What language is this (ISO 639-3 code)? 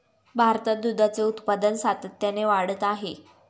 mar